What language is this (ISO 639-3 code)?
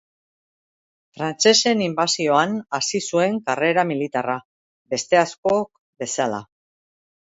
eus